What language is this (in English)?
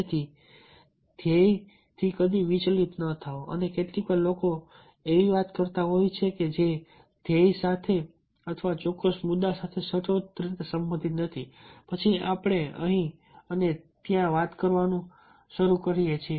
Gujarati